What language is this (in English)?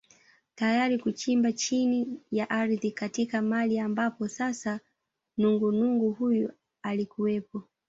Swahili